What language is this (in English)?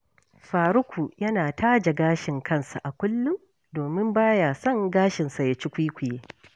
Hausa